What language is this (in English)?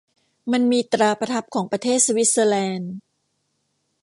Thai